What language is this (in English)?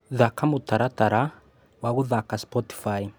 Kikuyu